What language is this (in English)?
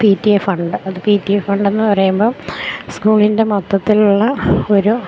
Malayalam